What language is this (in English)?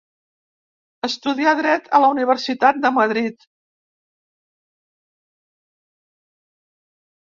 Catalan